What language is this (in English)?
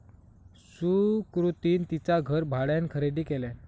Marathi